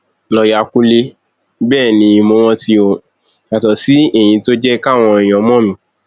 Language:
Yoruba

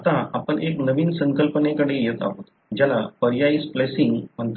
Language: Marathi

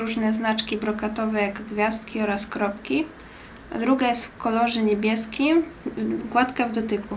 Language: Polish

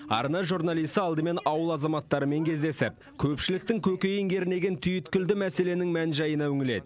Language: Kazakh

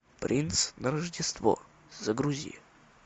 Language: Russian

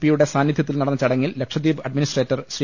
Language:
Malayalam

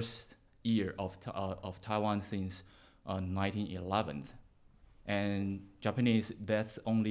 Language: English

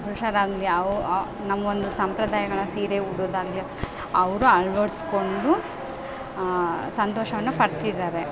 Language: Kannada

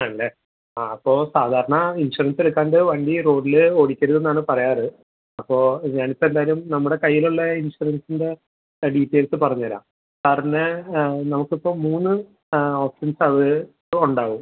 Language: Malayalam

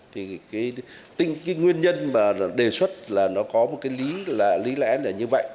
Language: Vietnamese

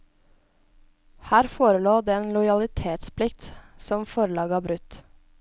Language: Norwegian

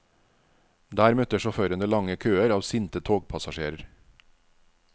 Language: Norwegian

